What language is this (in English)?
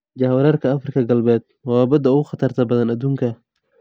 Somali